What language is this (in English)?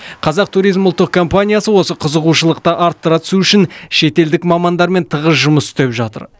Kazakh